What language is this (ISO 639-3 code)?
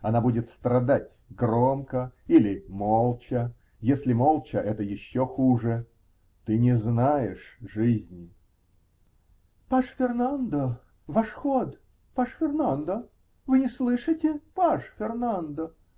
rus